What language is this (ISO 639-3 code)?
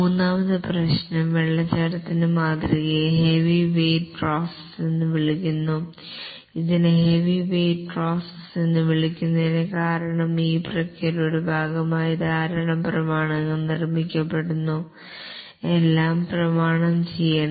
mal